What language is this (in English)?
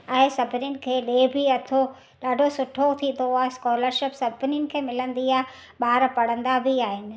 Sindhi